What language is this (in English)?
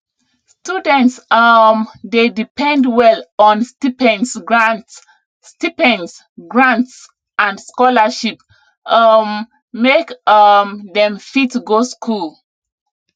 Nigerian Pidgin